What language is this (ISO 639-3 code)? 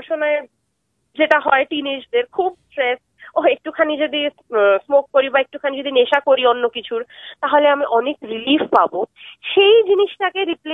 ben